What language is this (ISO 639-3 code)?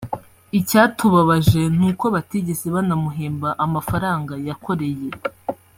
kin